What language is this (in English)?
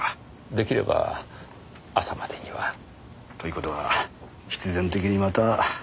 Japanese